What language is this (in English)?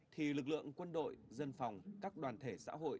Vietnamese